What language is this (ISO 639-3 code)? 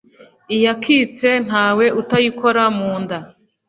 kin